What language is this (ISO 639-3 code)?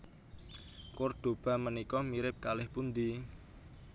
jav